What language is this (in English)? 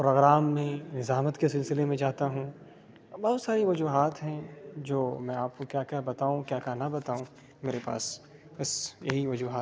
Urdu